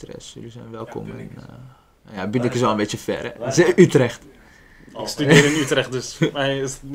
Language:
Dutch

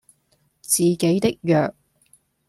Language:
Cantonese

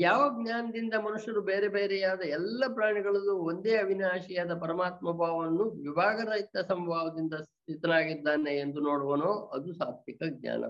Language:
Kannada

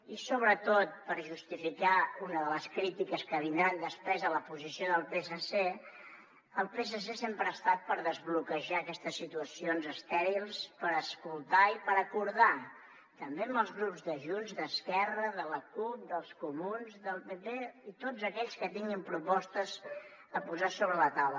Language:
Catalan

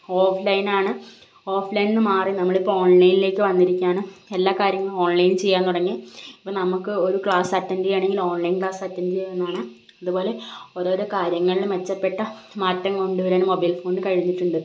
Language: Malayalam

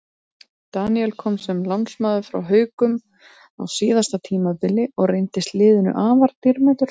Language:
Icelandic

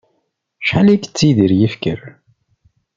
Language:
Kabyle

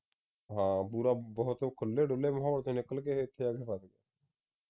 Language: Punjabi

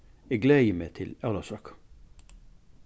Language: Faroese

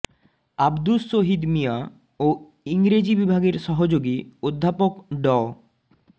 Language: Bangla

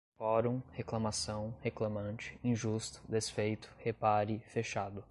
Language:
Portuguese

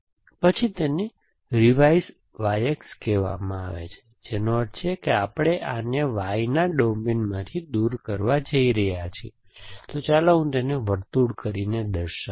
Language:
Gujarati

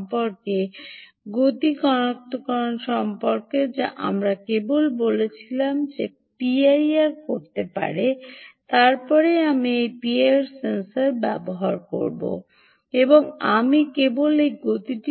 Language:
Bangla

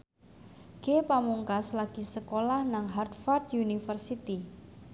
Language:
Javanese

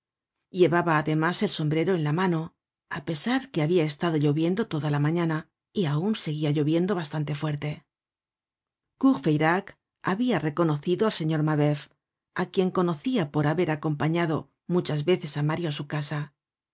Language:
Spanish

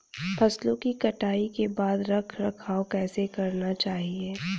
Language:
Hindi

